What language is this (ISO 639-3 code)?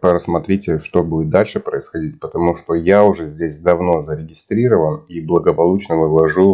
rus